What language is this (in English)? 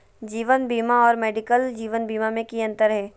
Magahi